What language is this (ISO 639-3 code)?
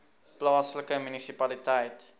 afr